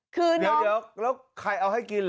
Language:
Thai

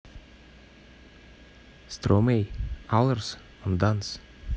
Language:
Russian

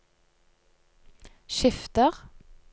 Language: Norwegian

